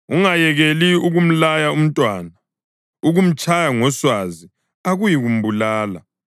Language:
North Ndebele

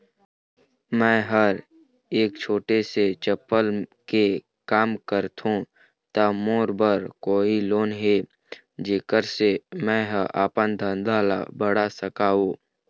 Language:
Chhattisgarhi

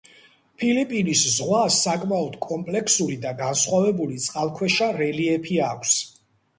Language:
Georgian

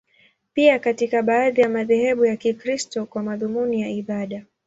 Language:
Swahili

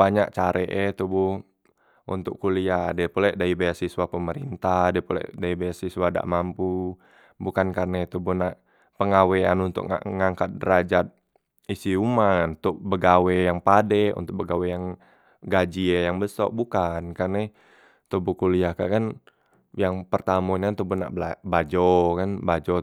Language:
Musi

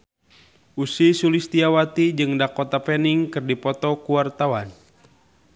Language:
Sundanese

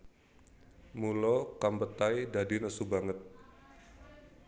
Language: Javanese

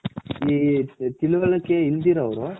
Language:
Kannada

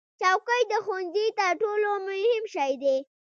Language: Pashto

